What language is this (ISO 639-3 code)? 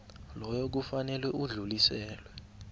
nbl